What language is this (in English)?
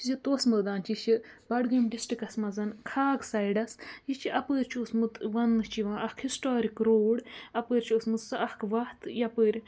Kashmiri